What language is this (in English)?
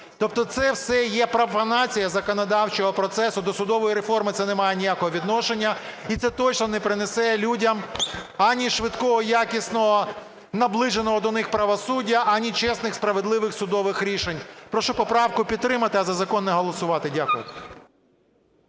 Ukrainian